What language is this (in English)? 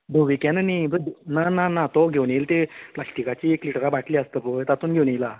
Konkani